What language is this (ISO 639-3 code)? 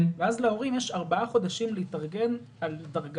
heb